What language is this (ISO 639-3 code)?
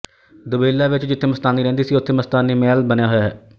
pan